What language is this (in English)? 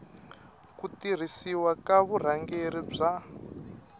Tsonga